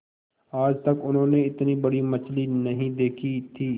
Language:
Hindi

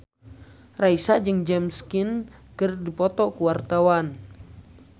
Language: Sundanese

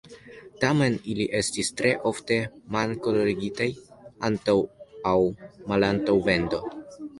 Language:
Esperanto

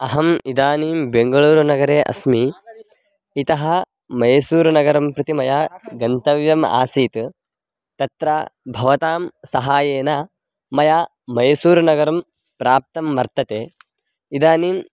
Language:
Sanskrit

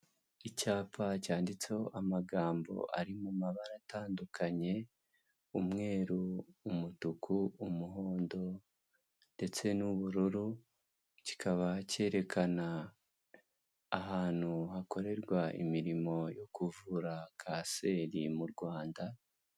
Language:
Kinyarwanda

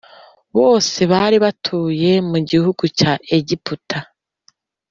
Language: Kinyarwanda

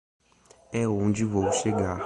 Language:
Portuguese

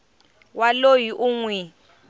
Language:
Tsonga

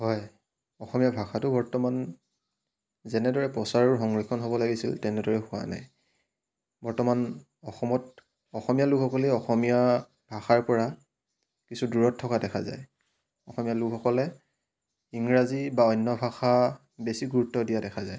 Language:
Assamese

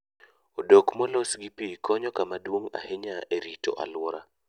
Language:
Luo (Kenya and Tanzania)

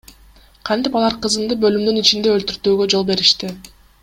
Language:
Kyrgyz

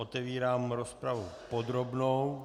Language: Czech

